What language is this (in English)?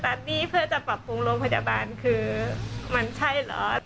Thai